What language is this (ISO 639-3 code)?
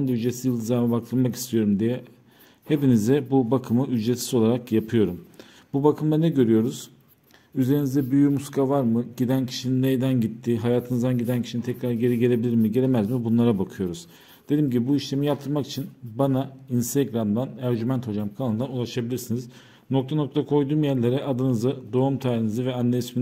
tur